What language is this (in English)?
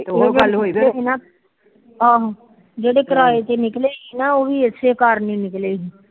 Punjabi